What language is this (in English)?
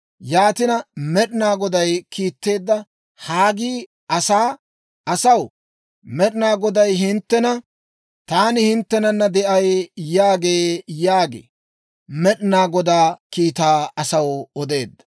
Dawro